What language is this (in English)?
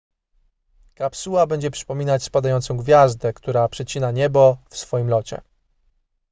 Polish